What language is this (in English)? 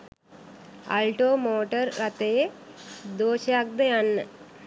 Sinhala